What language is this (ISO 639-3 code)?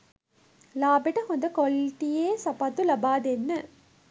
sin